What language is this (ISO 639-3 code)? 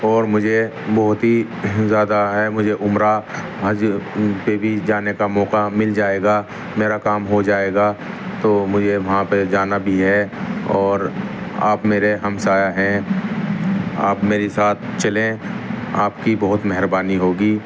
urd